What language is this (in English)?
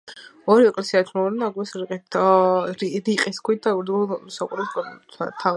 Georgian